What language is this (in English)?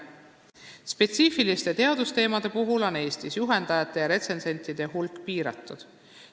Estonian